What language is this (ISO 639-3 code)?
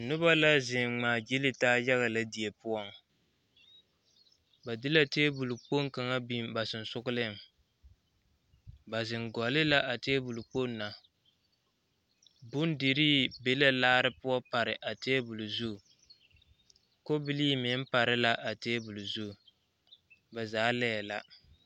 dga